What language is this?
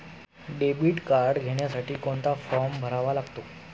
Marathi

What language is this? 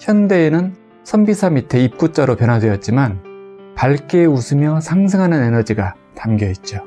Korean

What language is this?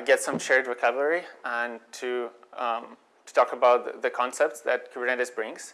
English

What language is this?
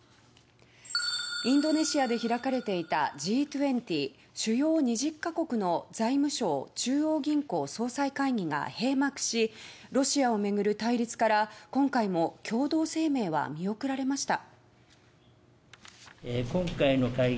Japanese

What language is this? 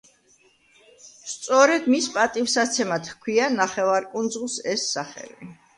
Georgian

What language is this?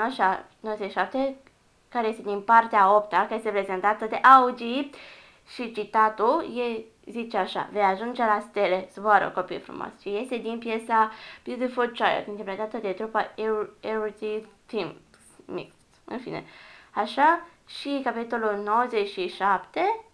Romanian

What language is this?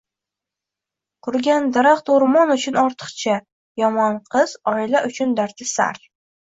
Uzbek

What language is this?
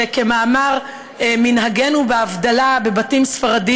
Hebrew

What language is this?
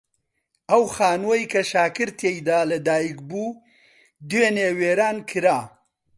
Central Kurdish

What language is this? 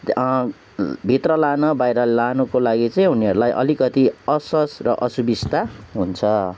Nepali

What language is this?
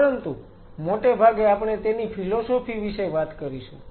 Gujarati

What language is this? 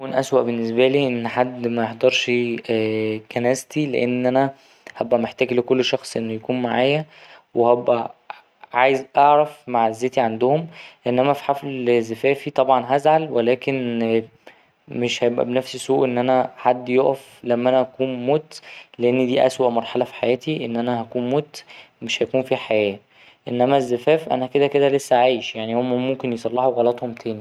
Egyptian Arabic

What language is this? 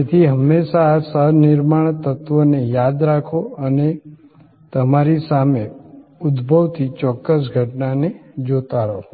Gujarati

